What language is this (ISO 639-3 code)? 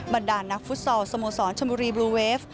tha